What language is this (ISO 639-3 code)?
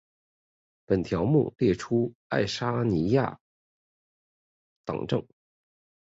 zho